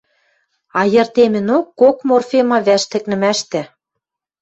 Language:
Western Mari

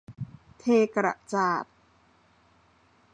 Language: Thai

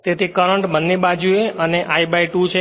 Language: Gujarati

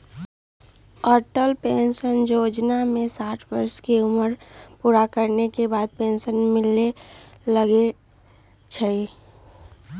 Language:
Magahi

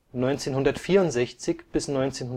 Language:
German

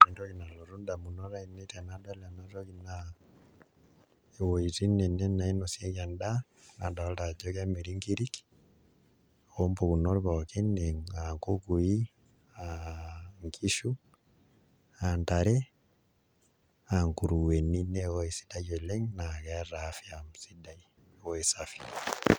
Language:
Masai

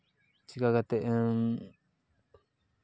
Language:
Santali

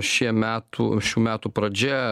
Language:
Lithuanian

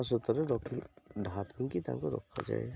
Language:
Odia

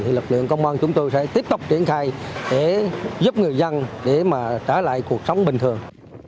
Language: Vietnamese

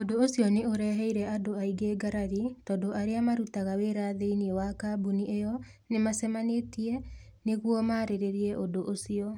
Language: Kikuyu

